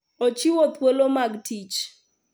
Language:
Luo (Kenya and Tanzania)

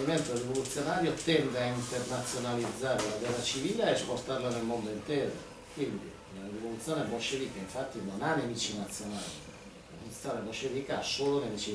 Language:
Italian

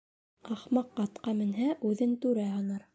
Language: Bashkir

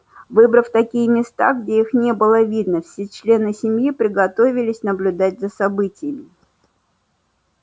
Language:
Russian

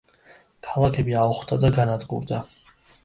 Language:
Georgian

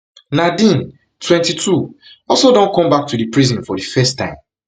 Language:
Nigerian Pidgin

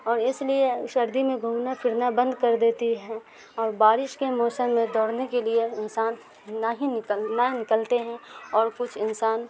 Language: Urdu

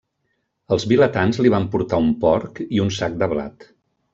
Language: Catalan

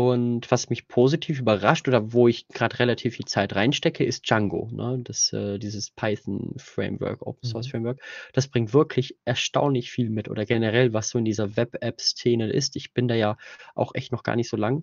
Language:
German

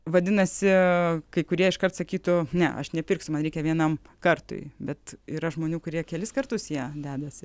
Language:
Lithuanian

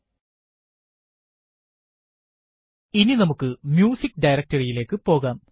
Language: Malayalam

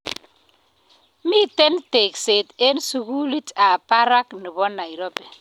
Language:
Kalenjin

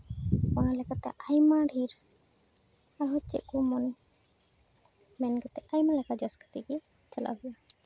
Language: Santali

